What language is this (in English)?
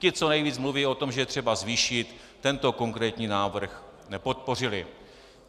Czech